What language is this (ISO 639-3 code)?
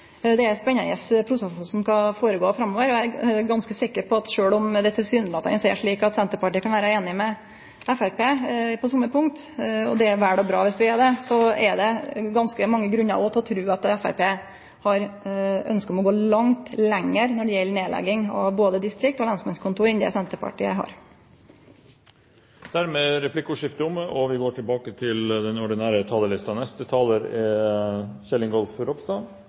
nno